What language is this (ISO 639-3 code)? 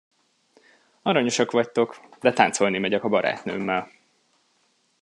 hun